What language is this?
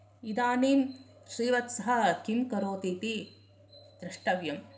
Sanskrit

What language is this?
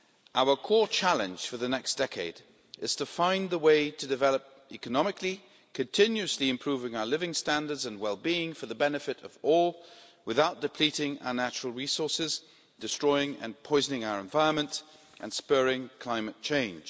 English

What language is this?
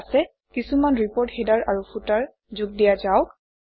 Assamese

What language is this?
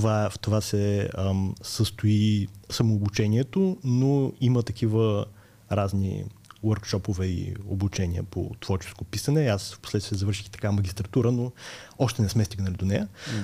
Bulgarian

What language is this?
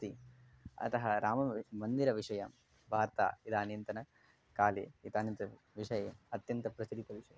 Sanskrit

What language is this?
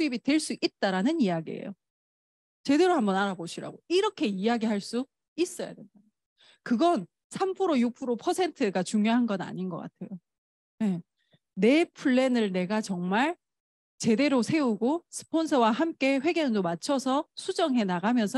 Korean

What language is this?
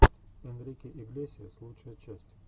Russian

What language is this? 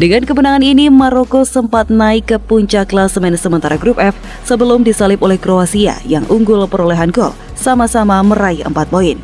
Indonesian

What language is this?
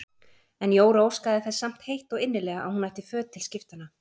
Icelandic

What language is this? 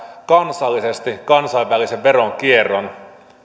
Finnish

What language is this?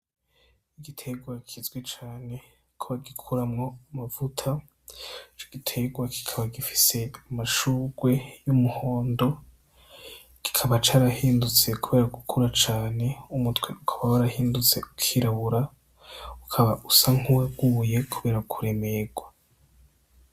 Rundi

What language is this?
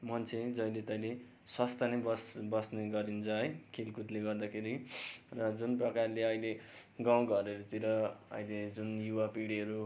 Nepali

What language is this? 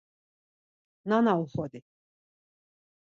Laz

